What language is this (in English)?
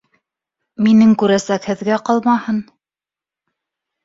Bashkir